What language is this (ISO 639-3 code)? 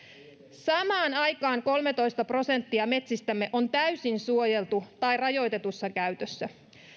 fin